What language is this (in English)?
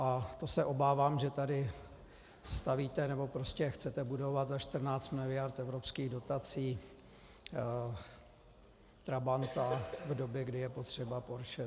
Czech